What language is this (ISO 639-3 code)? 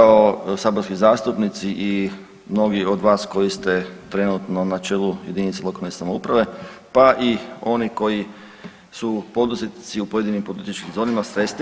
hrv